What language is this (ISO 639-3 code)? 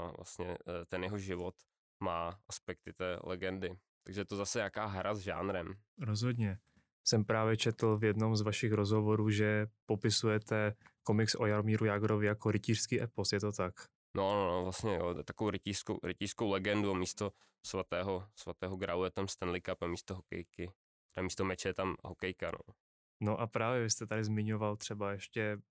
ces